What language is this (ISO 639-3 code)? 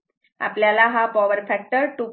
mar